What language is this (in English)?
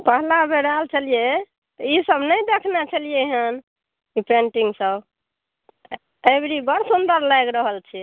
Maithili